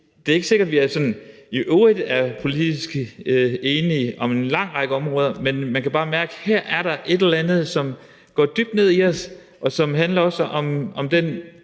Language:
Danish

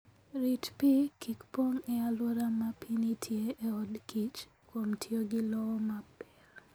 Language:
Luo (Kenya and Tanzania)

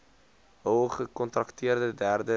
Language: Afrikaans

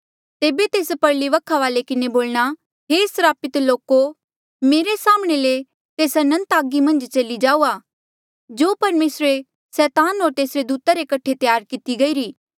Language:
Mandeali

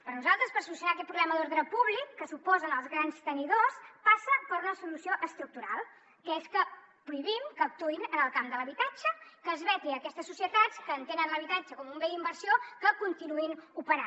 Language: Catalan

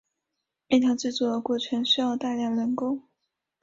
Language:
Chinese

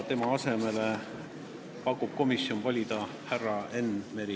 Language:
Estonian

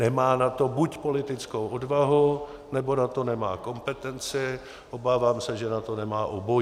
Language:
Czech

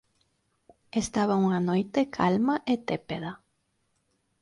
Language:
Galician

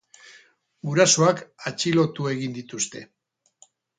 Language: Basque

